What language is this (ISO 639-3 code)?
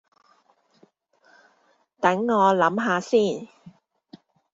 yue